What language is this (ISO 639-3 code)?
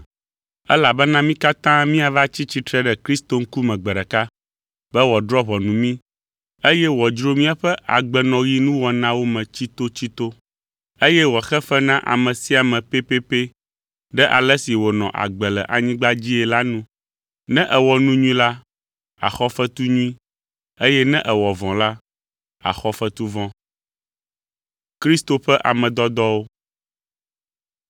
ewe